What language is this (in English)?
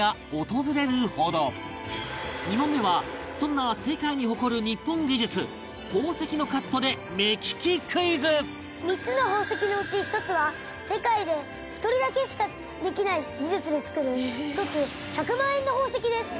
Japanese